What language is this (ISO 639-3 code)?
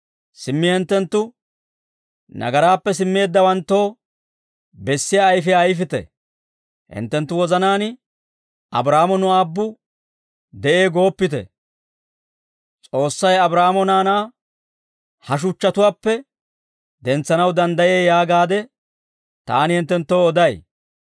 dwr